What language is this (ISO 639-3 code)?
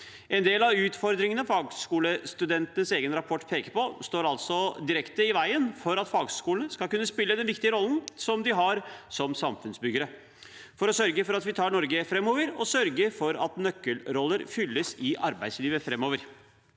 nor